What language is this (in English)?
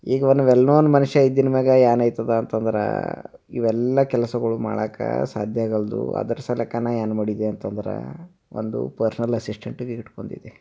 Kannada